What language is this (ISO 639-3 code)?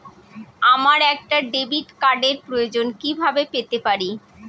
ben